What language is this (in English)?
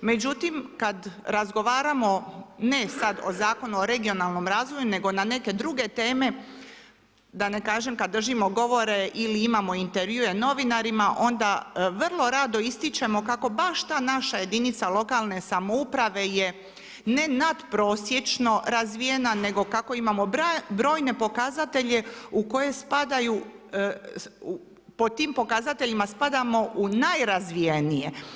Croatian